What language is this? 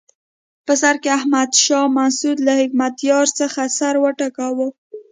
Pashto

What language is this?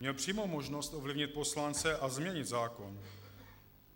Czech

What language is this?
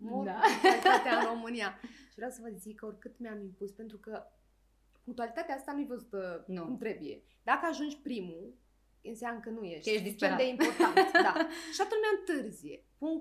Romanian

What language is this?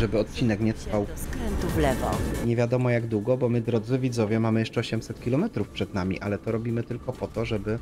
Polish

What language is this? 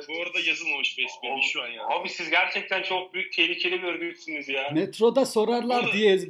Turkish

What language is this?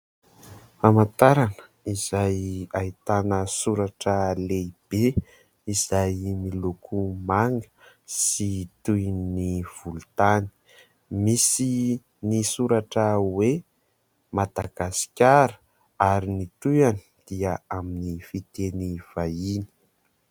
Malagasy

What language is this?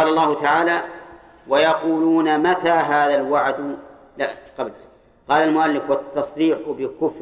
Arabic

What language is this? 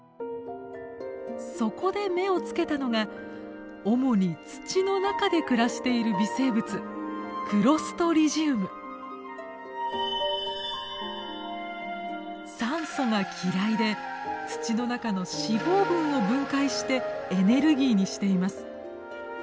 Japanese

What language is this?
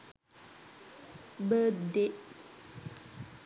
Sinhala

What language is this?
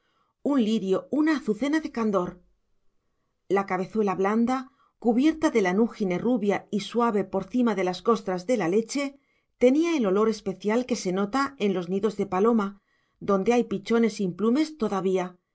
Spanish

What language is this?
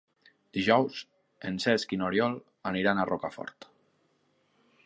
Catalan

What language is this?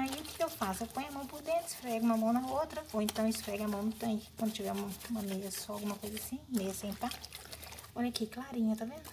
Portuguese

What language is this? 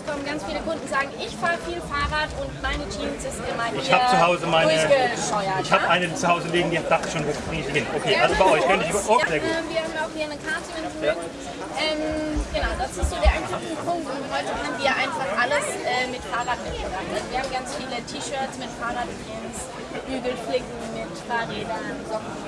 German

